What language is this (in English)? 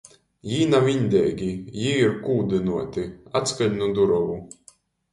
Latgalian